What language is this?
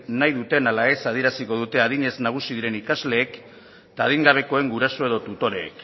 Basque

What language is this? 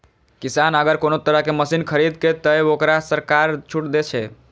Maithili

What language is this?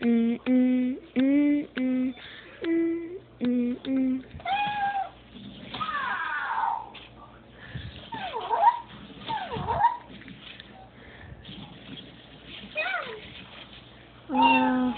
Latvian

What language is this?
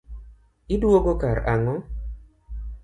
Luo (Kenya and Tanzania)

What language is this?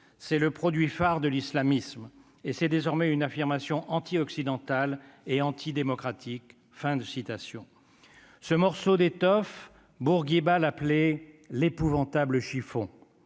French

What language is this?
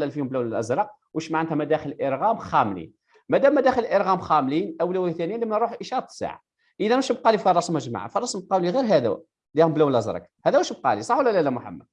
Arabic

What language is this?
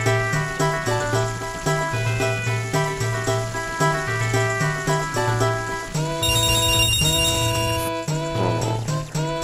Korean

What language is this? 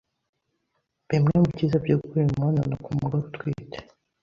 Kinyarwanda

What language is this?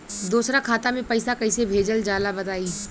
Bhojpuri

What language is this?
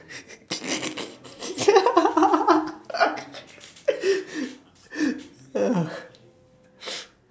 English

